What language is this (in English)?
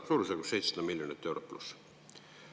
Estonian